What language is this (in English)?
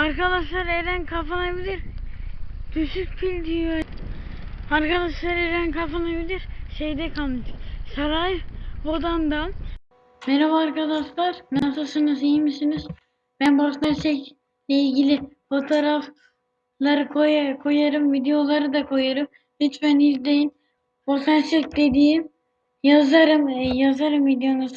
Turkish